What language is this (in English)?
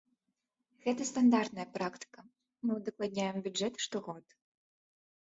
Belarusian